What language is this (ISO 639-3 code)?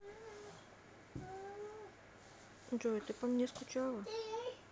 rus